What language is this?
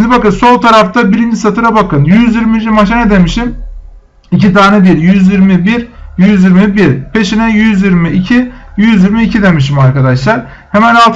Turkish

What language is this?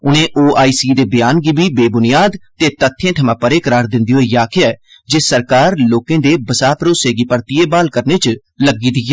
Dogri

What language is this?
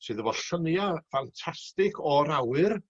Welsh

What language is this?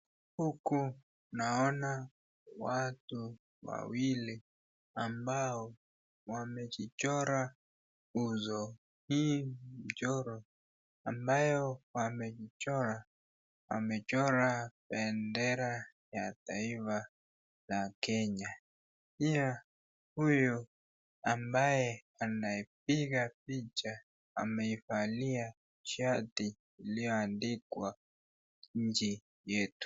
Swahili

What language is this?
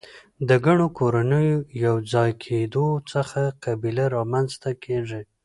Pashto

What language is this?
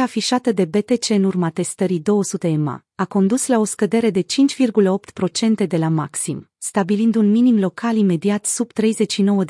Romanian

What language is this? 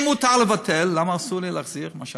Hebrew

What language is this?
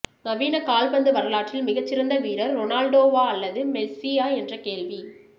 Tamil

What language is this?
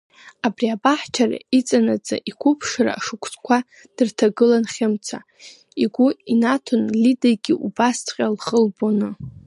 Abkhazian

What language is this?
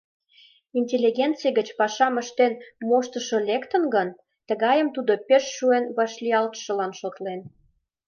Mari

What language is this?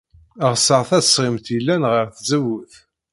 Kabyle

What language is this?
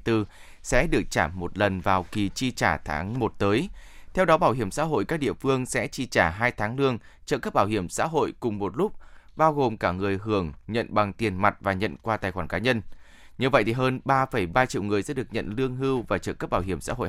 Vietnamese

